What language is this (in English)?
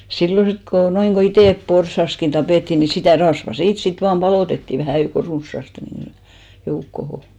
Finnish